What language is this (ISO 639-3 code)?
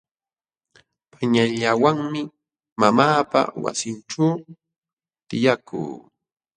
qxw